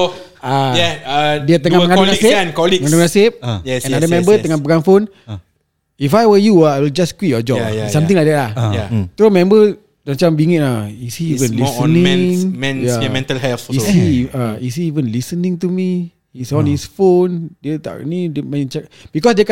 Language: Malay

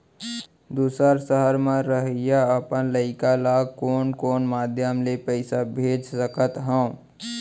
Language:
Chhattisgarhi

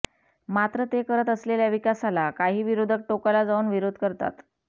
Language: Marathi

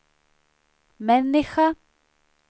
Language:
Swedish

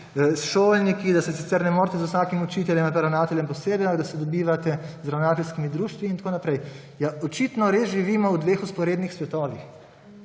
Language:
Slovenian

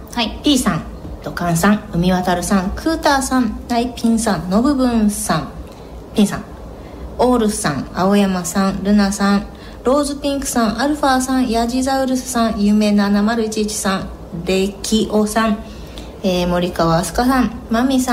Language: Japanese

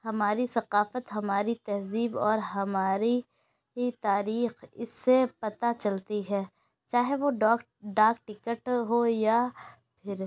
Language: Urdu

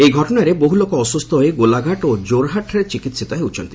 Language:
Odia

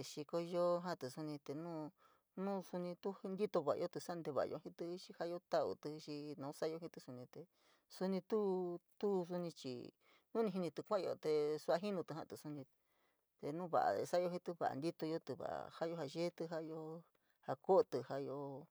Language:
San Miguel El Grande Mixtec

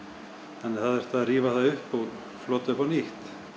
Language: Icelandic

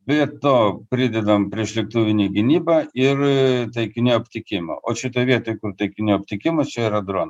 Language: Lithuanian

